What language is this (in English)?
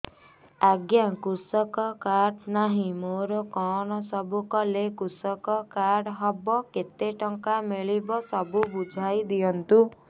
Odia